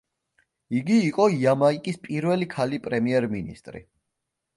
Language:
Georgian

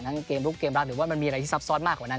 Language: Thai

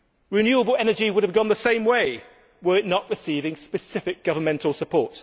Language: English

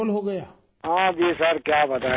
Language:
Urdu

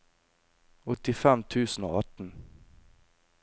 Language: Norwegian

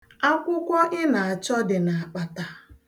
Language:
Igbo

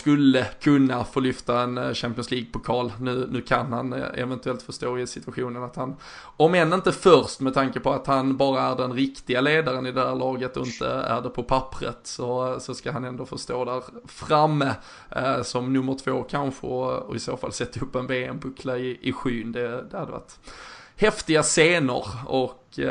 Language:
Swedish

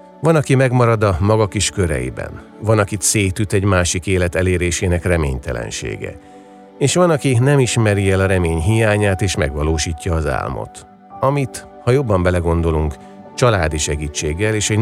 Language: Hungarian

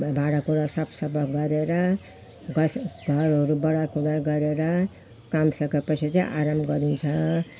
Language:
Nepali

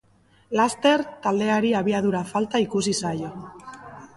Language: Basque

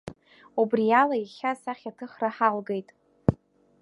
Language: Abkhazian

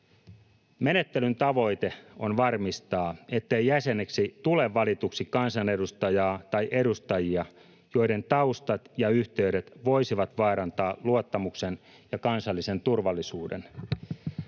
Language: Finnish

